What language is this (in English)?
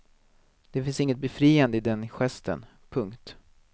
Swedish